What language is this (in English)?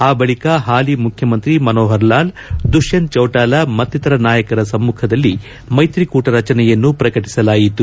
Kannada